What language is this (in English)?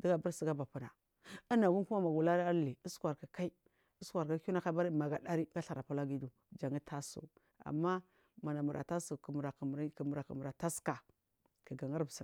Marghi South